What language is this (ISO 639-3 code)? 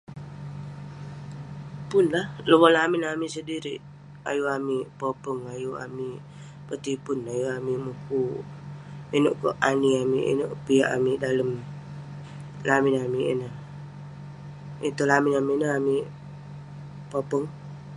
pne